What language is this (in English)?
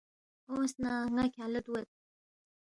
Balti